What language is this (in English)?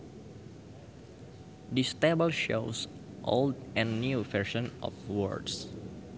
Sundanese